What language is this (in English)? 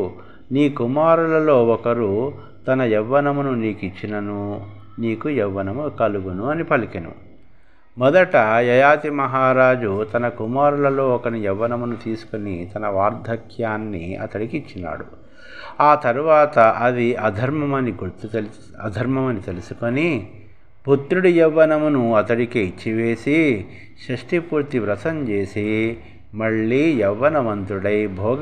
Telugu